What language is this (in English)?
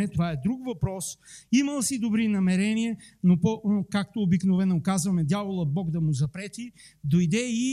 Bulgarian